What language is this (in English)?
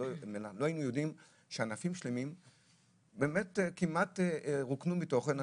Hebrew